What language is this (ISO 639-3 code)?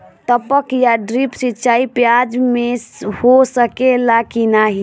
bho